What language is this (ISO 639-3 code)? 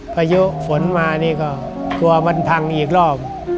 tha